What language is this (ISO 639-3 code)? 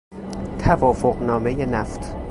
fas